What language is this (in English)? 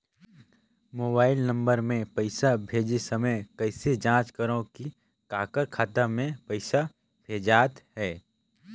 Chhattisgarhi